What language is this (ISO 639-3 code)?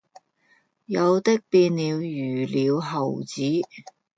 yue